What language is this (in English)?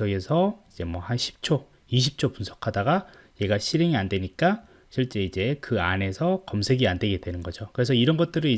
Korean